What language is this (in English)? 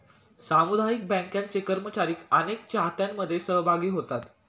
Marathi